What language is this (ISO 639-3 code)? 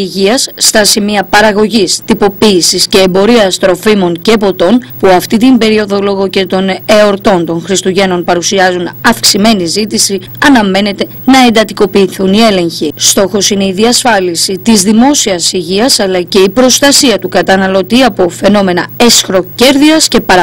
ell